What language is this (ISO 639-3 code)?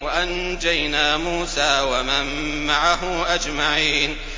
ara